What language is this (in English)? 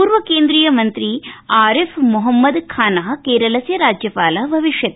Sanskrit